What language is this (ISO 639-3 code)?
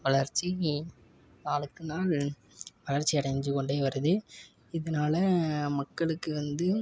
tam